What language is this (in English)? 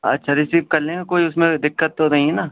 Urdu